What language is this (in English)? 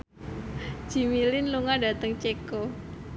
Javanese